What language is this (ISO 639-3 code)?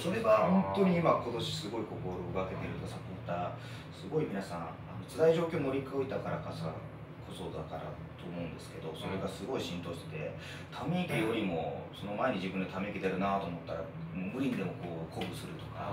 jpn